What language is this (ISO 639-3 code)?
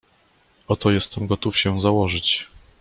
pol